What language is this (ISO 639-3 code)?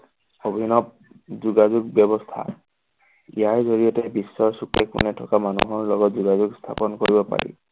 asm